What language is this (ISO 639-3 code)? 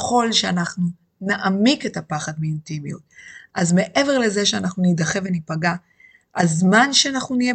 heb